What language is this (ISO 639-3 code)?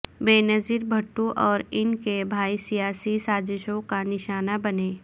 urd